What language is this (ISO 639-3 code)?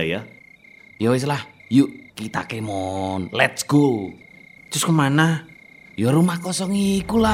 ind